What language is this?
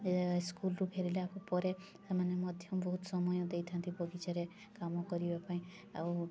Odia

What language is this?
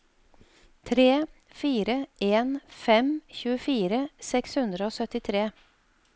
Norwegian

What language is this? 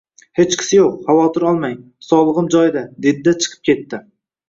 Uzbek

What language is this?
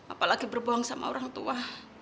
Indonesian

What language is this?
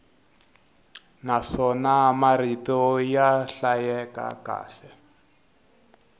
Tsonga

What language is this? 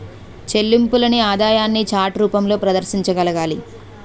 Telugu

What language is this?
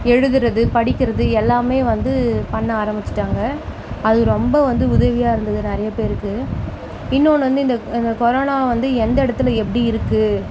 Tamil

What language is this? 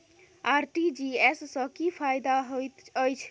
Maithili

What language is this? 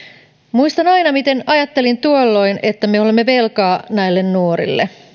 Finnish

